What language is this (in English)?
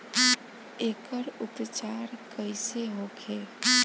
Bhojpuri